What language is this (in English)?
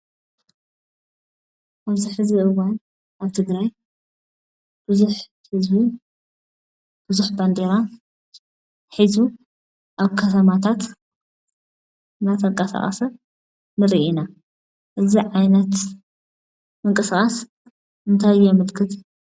Tigrinya